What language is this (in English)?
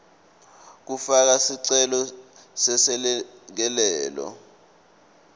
Swati